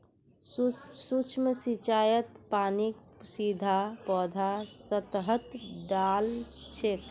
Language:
Magahi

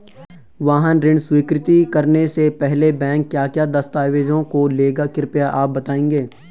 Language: Hindi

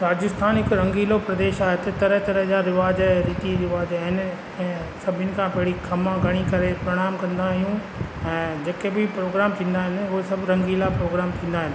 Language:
Sindhi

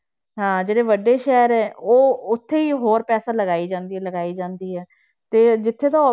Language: Punjabi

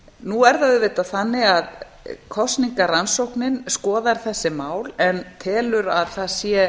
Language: Icelandic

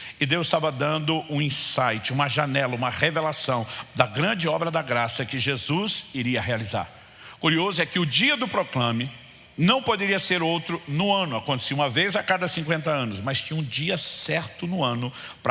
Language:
Portuguese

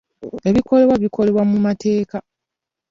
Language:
Ganda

